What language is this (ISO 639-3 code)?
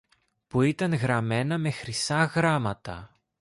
ell